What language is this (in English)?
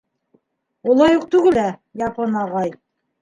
Bashkir